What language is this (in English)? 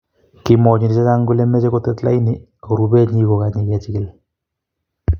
Kalenjin